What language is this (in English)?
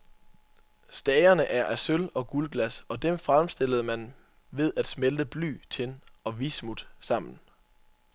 Danish